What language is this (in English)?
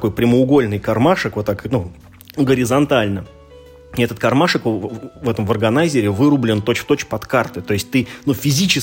Russian